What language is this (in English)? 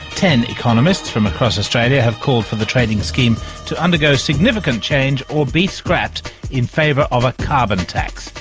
English